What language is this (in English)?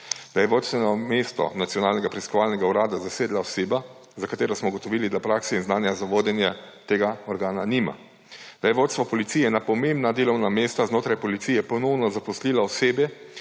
Slovenian